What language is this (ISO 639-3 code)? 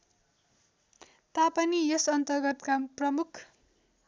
nep